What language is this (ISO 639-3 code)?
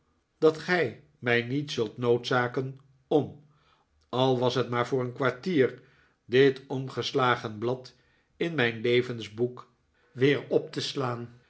nld